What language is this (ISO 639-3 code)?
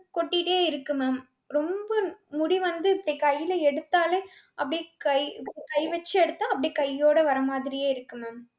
tam